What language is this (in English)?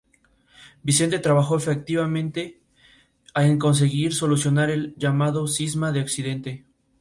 Spanish